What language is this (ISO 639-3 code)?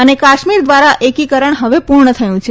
guj